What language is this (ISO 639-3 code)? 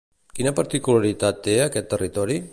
cat